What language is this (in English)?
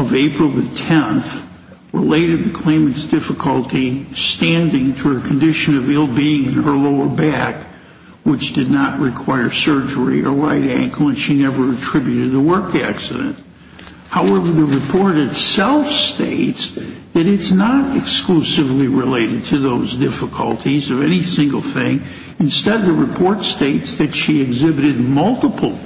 English